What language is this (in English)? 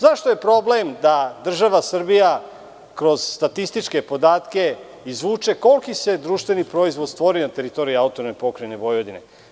Serbian